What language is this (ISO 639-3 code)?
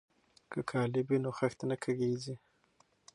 pus